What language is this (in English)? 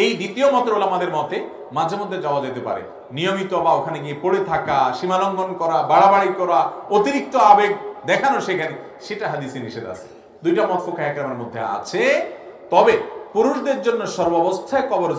Arabic